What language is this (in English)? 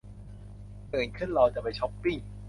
Thai